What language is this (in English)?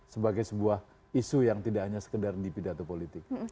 Indonesian